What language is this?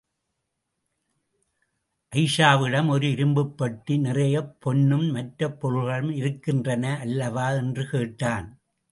Tamil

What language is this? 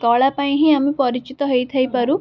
Odia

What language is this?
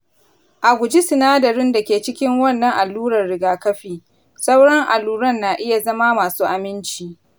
Hausa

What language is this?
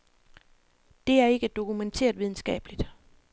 Danish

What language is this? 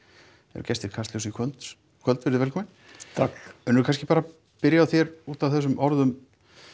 Icelandic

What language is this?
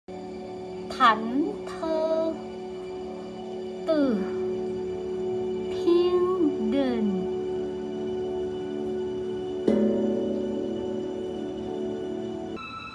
Vietnamese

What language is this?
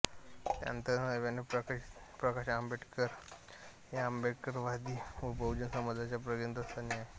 Marathi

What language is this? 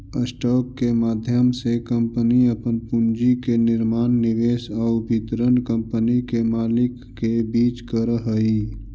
Magahi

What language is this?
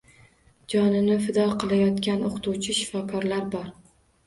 Uzbek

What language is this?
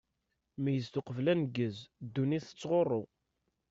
Kabyle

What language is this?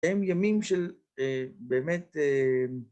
Hebrew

